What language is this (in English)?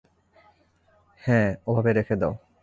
Bangla